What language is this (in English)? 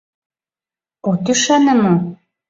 Mari